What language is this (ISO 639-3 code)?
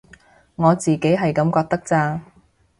yue